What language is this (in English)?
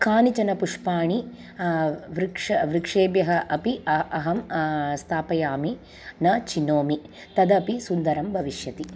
Sanskrit